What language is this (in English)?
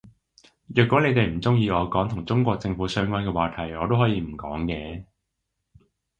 Cantonese